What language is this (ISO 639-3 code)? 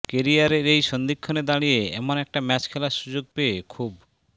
ben